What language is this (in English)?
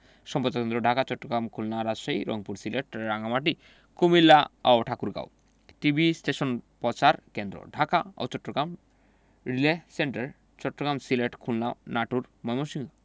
Bangla